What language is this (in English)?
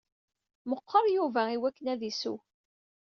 Kabyle